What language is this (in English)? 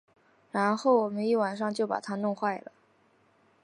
Chinese